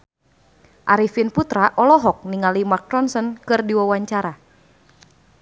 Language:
Sundanese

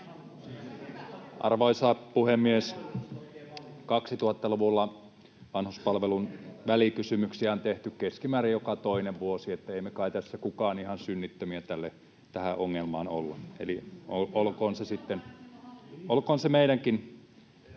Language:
Finnish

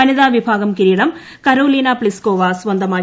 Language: Malayalam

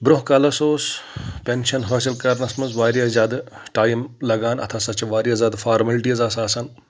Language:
Kashmiri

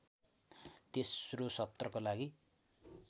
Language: Nepali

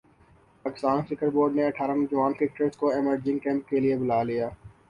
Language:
Urdu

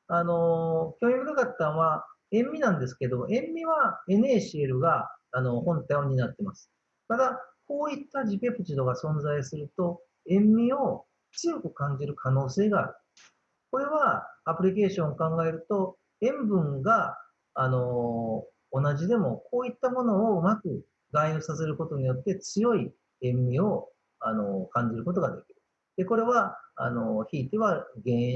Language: Japanese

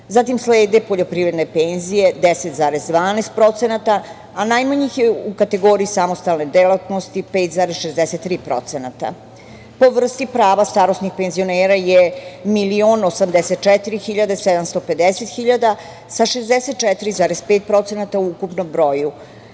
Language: Serbian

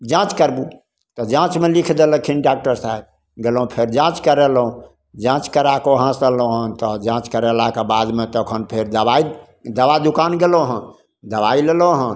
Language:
Maithili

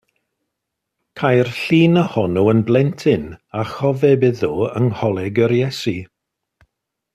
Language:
Welsh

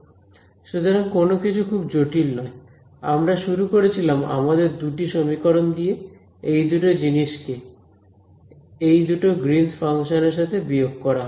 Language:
Bangla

